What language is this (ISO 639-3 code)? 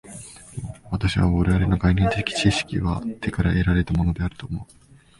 jpn